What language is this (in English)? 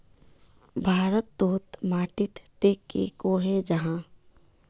Magahi